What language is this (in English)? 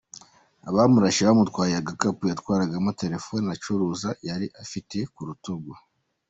Kinyarwanda